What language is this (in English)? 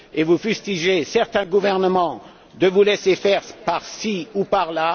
French